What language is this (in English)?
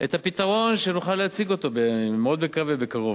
Hebrew